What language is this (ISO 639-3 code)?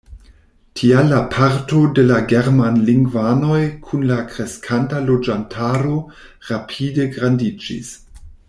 epo